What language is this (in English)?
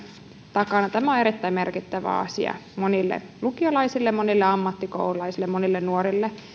Finnish